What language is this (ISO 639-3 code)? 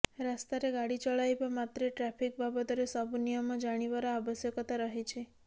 ori